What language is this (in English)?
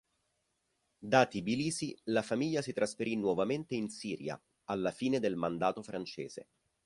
Italian